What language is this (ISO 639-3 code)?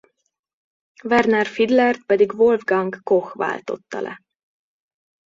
hun